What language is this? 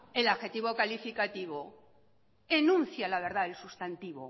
Spanish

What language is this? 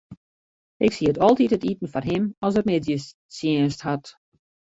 Western Frisian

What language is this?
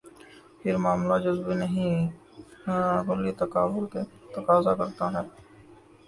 Urdu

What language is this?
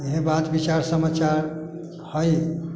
Maithili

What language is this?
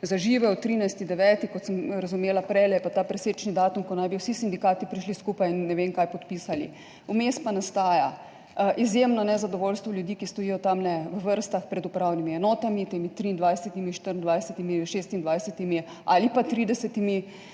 Slovenian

